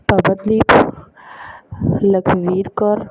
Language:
Punjabi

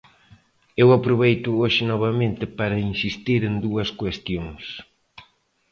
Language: Galician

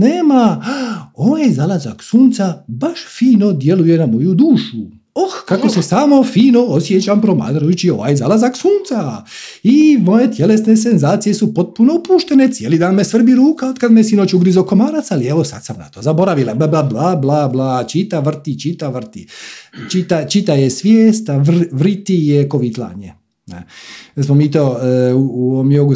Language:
Croatian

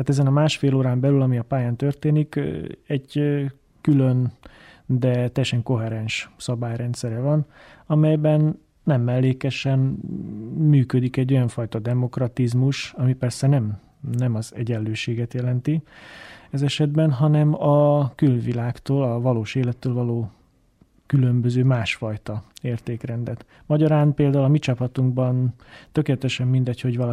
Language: Hungarian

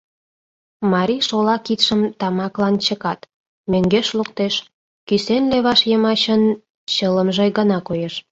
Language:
Mari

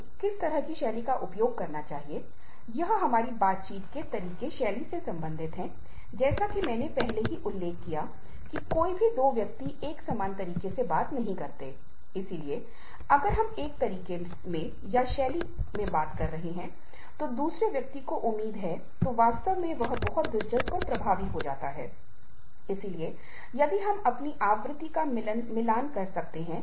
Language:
Hindi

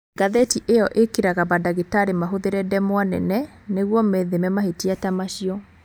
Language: Kikuyu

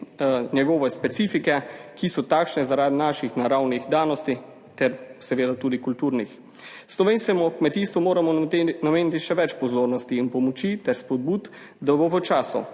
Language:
Slovenian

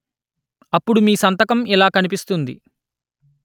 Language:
Telugu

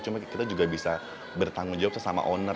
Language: Indonesian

